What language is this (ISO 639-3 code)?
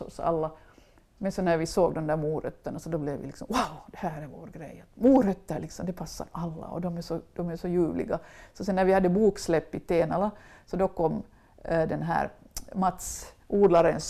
swe